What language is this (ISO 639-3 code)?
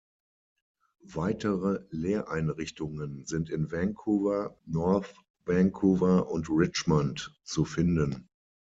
deu